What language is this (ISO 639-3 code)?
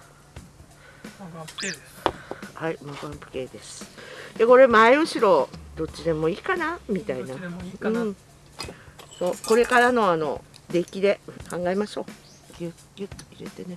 jpn